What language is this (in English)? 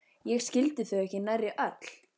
Icelandic